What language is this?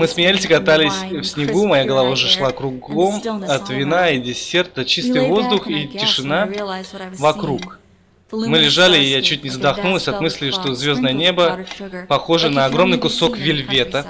Russian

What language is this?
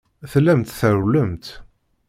Kabyle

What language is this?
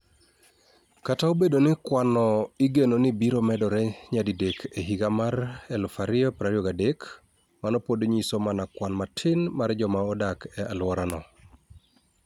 Luo (Kenya and Tanzania)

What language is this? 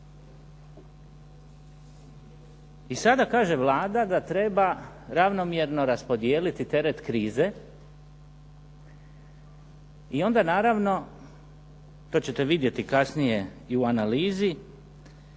Croatian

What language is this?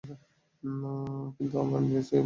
Bangla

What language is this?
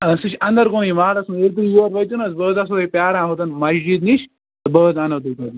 Kashmiri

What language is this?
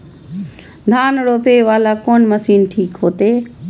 Maithili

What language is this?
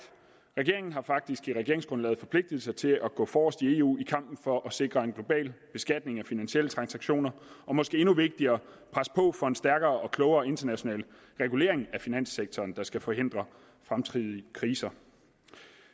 Danish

